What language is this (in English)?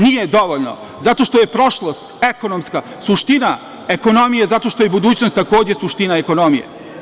Serbian